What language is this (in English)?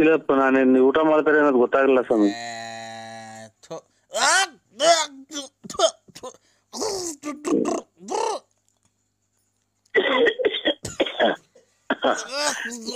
Kannada